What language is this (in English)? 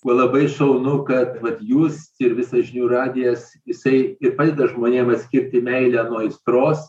Lithuanian